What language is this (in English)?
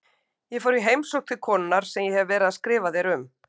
Icelandic